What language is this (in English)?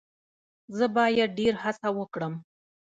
Pashto